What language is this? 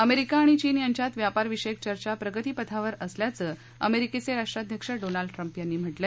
Marathi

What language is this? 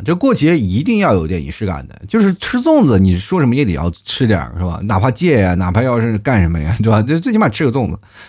Chinese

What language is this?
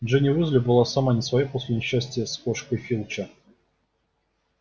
Russian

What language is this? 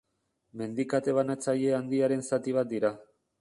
Basque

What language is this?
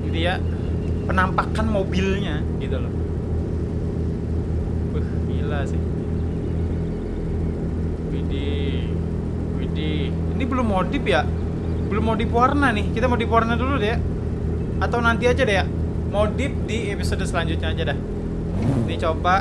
Indonesian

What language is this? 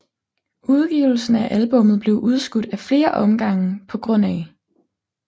Danish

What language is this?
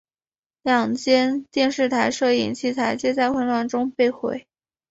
Chinese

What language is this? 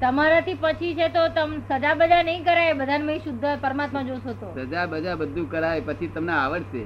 Gujarati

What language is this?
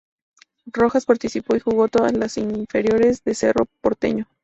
Spanish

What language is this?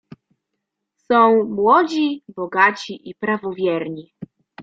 Polish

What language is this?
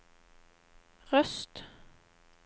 Norwegian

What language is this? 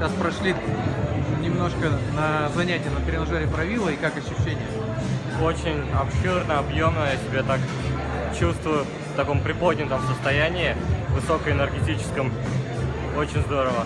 Russian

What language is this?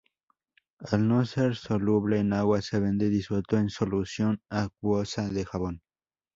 Spanish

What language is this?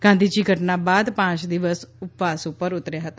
Gujarati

